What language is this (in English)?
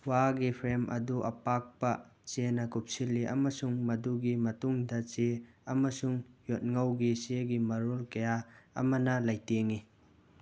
Manipuri